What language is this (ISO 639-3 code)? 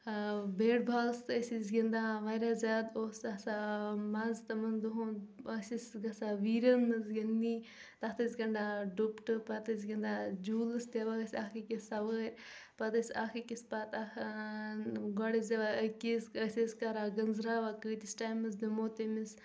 kas